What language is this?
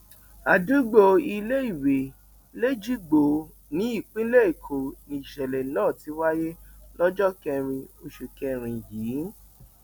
Yoruba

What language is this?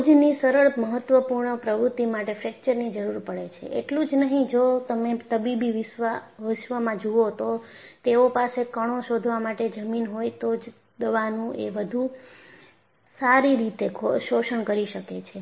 Gujarati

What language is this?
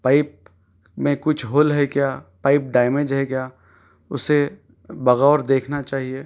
Urdu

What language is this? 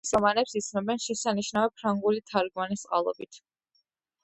Georgian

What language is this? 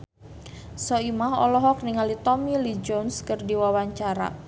Sundanese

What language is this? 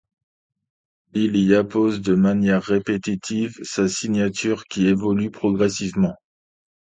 French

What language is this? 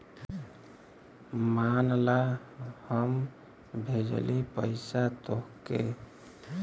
Bhojpuri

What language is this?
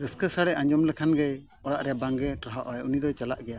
Santali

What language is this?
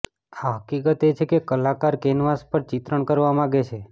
Gujarati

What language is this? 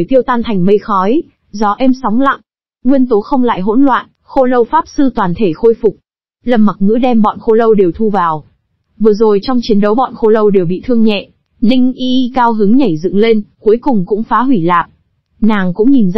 Vietnamese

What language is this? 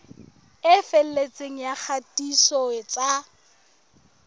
Southern Sotho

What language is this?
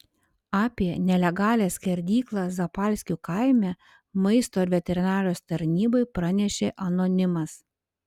Lithuanian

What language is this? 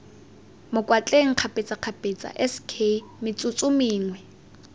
Tswana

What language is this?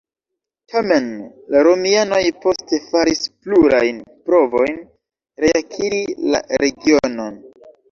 Esperanto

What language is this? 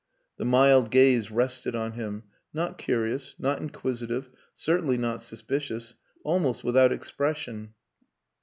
English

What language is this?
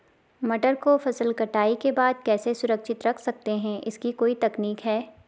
Hindi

